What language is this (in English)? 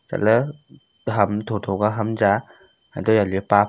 Wancho Naga